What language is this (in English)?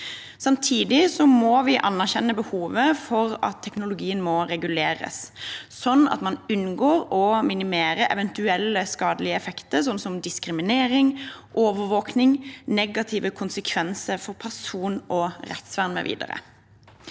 Norwegian